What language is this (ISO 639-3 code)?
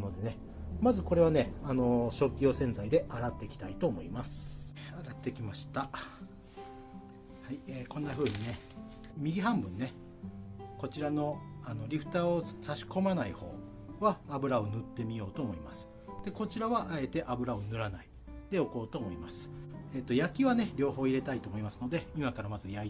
jpn